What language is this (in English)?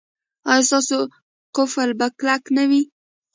Pashto